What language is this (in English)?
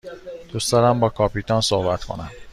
Persian